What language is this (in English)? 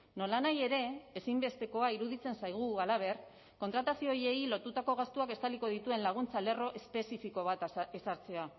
Basque